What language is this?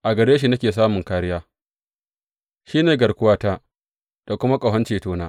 Hausa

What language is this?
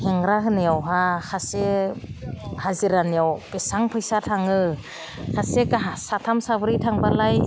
Bodo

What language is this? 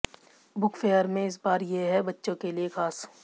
Hindi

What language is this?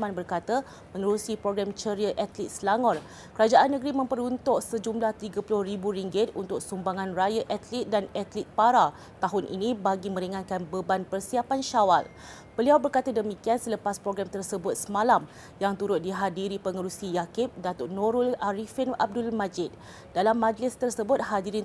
Malay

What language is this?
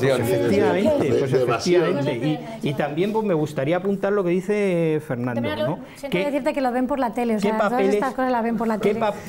Spanish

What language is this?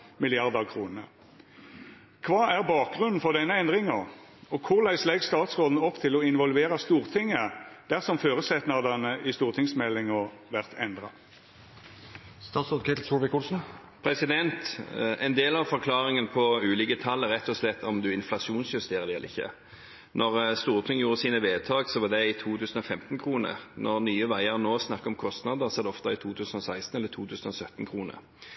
Norwegian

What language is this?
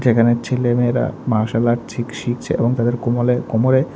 Bangla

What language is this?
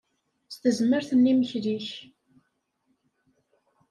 Kabyle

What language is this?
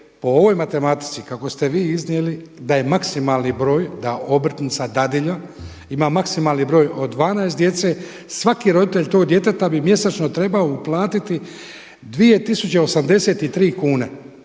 Croatian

